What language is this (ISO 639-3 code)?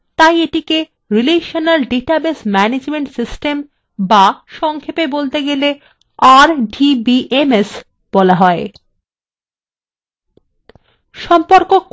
ben